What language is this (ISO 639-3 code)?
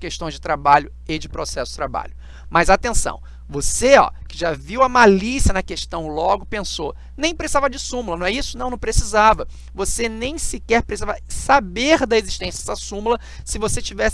por